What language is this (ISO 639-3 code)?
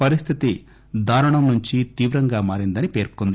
tel